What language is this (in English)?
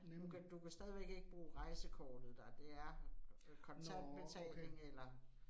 Danish